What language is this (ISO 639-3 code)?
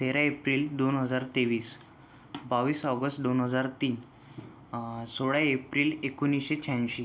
mar